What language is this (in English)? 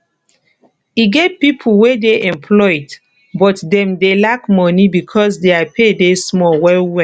Nigerian Pidgin